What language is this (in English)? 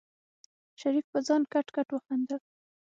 Pashto